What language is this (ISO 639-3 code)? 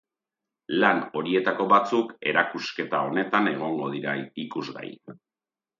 eus